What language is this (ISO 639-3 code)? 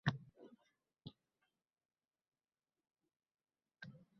uzb